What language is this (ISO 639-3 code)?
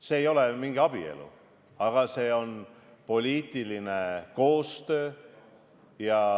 est